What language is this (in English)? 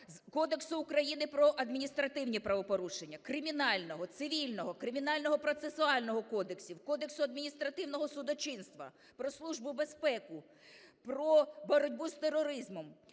Ukrainian